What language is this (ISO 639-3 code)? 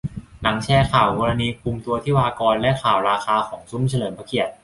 tha